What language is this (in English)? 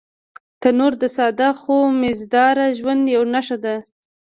Pashto